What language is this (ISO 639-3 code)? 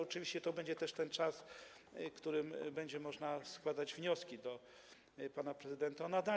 pol